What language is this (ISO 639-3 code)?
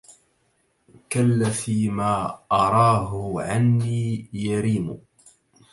ara